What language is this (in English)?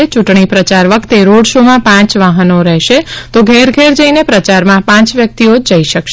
Gujarati